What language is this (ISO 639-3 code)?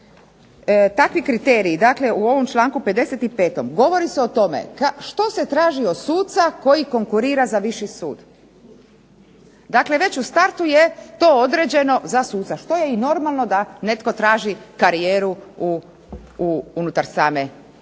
hrv